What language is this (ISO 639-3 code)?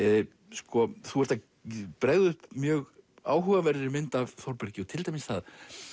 isl